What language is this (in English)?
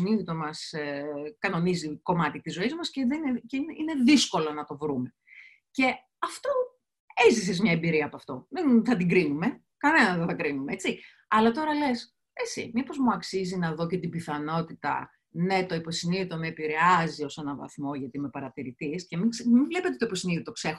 Greek